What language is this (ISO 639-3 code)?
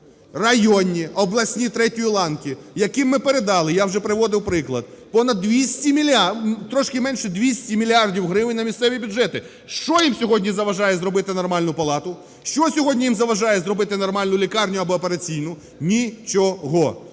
ukr